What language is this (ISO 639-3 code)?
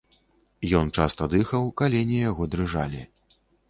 bel